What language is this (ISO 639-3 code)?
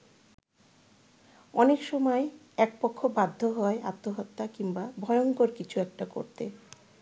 ben